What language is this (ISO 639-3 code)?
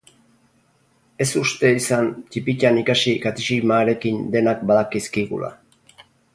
eus